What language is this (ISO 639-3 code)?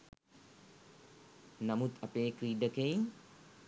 sin